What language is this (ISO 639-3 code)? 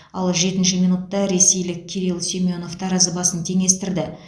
kaz